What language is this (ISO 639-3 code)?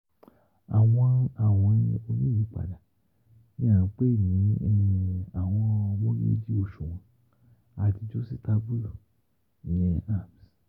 yor